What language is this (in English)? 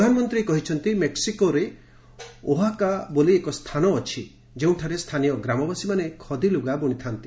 Odia